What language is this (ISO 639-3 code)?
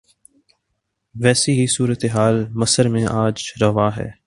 urd